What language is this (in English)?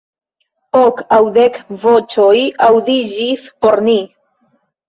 Esperanto